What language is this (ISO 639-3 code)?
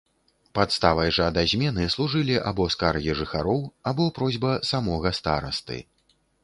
bel